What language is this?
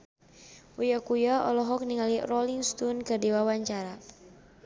Sundanese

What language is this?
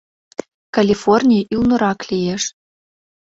Mari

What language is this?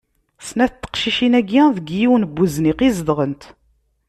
Kabyle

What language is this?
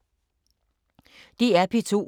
Danish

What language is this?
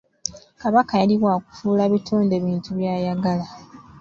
Ganda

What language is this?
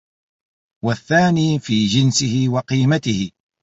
Arabic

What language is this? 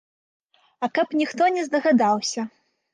Belarusian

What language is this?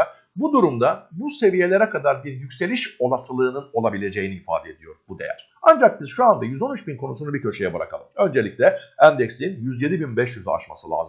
Turkish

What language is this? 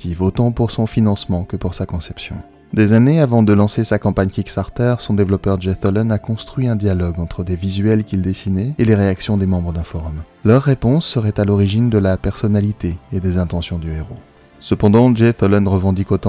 French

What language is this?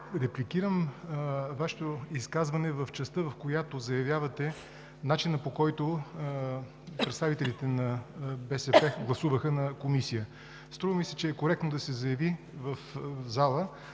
Bulgarian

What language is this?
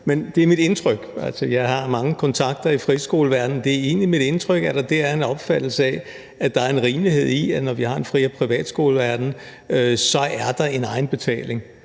Danish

